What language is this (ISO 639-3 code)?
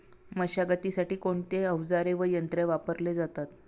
mar